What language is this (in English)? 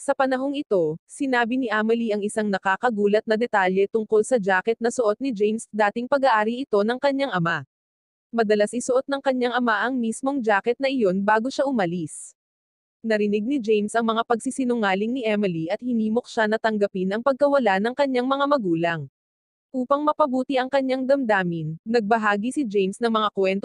Filipino